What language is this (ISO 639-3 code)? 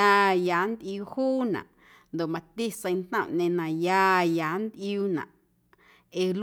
amu